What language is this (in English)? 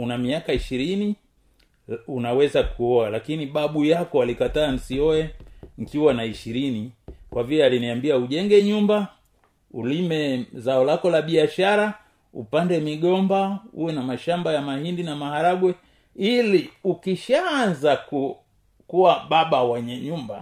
Swahili